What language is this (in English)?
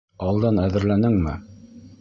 Bashkir